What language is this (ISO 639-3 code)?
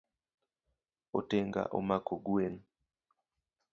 luo